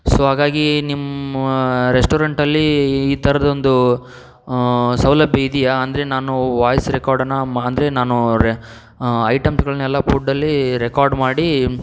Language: Kannada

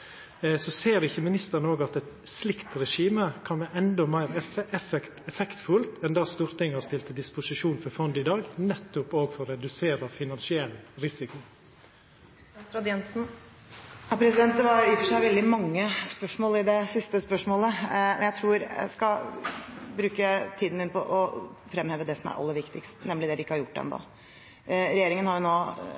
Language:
Norwegian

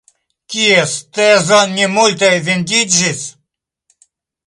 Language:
Esperanto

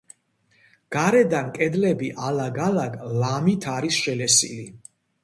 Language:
Georgian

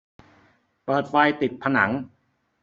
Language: Thai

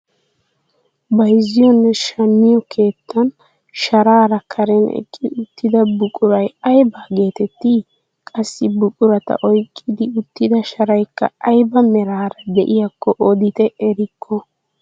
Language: Wolaytta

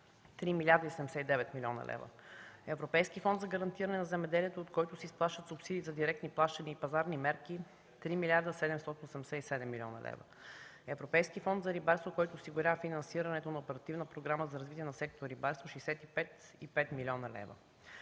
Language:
Bulgarian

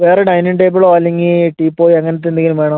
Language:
Malayalam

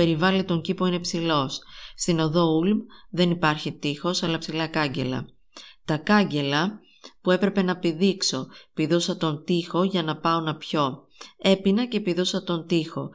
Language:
Greek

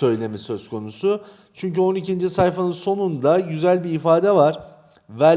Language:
Turkish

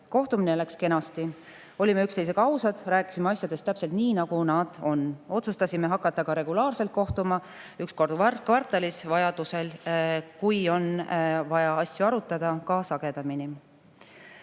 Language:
Estonian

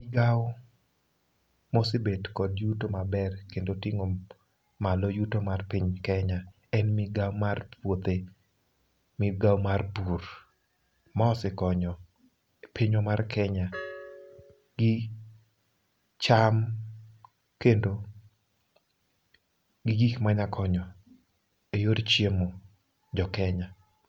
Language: Luo (Kenya and Tanzania)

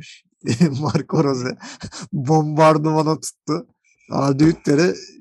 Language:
Turkish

